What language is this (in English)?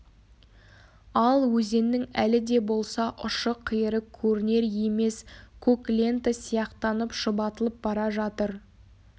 Kazakh